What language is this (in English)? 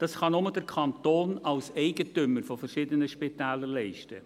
Swiss German